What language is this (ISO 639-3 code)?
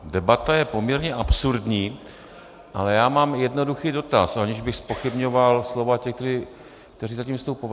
ces